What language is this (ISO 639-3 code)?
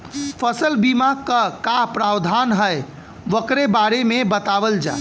bho